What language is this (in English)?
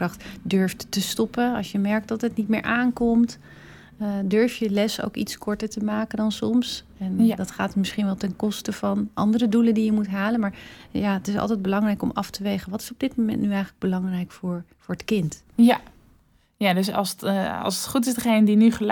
Dutch